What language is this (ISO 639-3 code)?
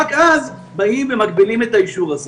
heb